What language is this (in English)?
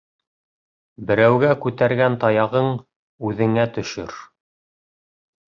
Bashkir